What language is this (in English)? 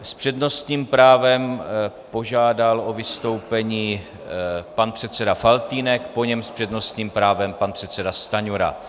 Czech